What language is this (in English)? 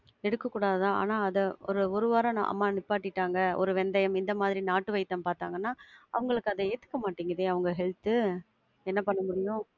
Tamil